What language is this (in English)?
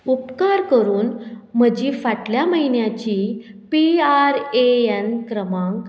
Konkani